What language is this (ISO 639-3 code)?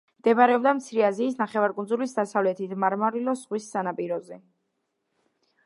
kat